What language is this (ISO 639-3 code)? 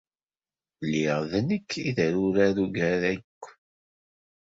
kab